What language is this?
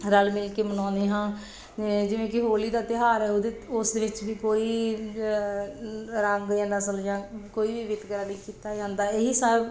Punjabi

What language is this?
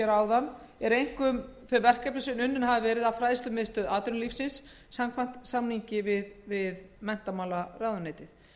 Icelandic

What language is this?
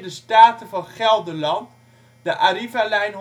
Dutch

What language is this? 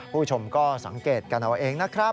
Thai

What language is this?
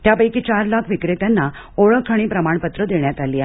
Marathi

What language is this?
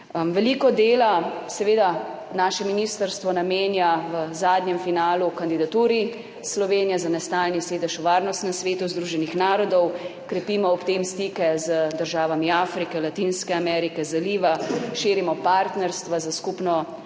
Slovenian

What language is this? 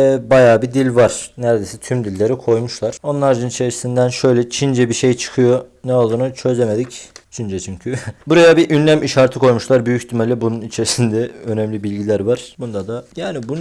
Turkish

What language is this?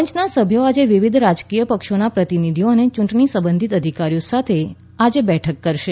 Gujarati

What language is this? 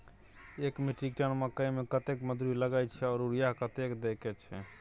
Maithili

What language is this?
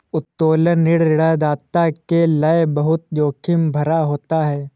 Hindi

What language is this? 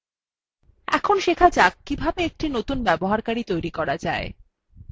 Bangla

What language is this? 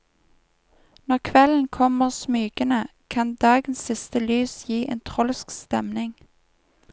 Norwegian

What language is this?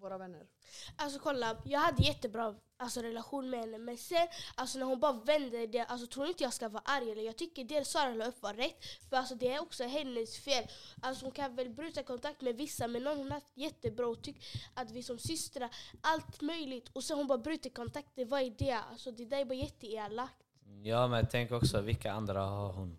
Swedish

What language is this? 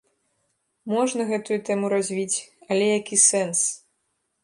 Belarusian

